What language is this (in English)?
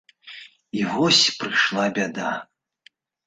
Belarusian